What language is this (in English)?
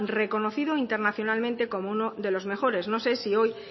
Spanish